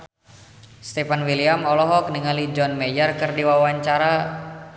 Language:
Sundanese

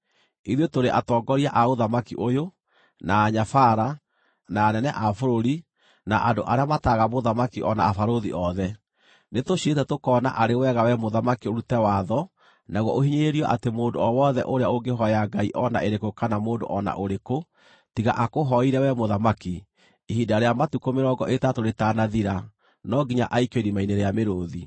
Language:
Kikuyu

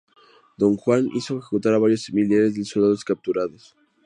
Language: Spanish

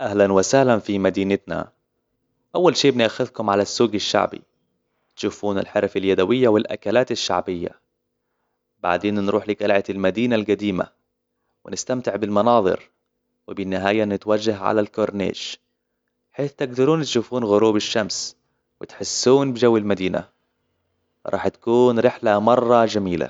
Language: Hijazi Arabic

